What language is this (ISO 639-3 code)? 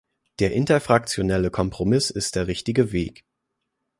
deu